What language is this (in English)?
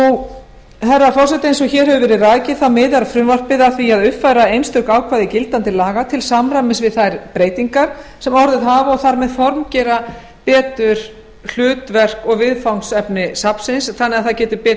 Icelandic